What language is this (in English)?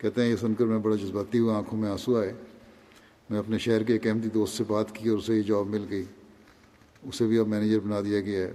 Urdu